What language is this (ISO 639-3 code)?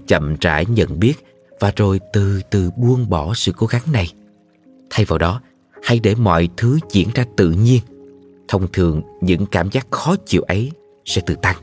vie